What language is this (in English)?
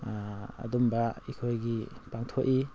Manipuri